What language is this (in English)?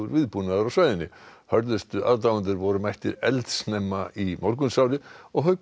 Icelandic